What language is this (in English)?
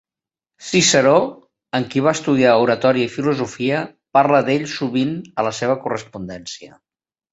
Catalan